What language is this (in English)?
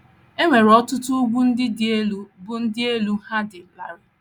Igbo